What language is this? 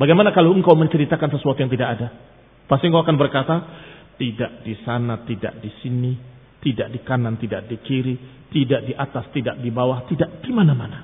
Indonesian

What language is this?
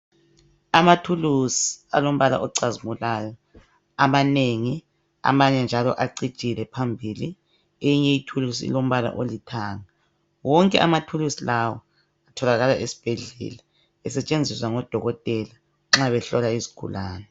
North Ndebele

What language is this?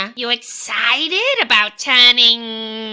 English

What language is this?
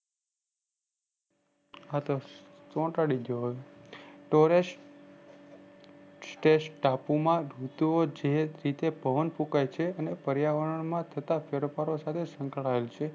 Gujarati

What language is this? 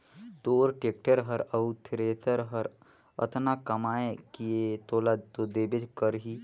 Chhattisgarhi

